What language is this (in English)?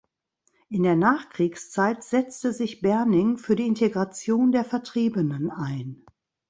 German